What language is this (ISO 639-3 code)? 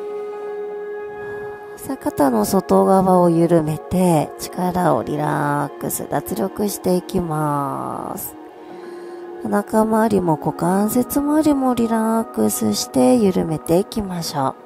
jpn